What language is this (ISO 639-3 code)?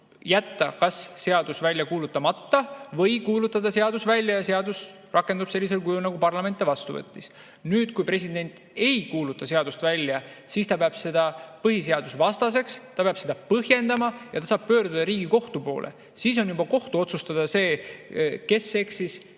est